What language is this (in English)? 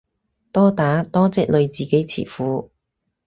Cantonese